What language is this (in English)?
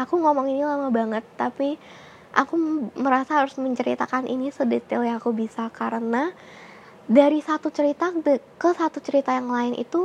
Indonesian